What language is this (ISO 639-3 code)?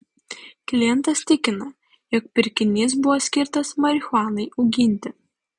lit